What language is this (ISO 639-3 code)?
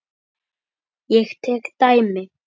isl